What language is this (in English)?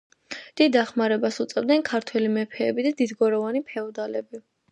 Georgian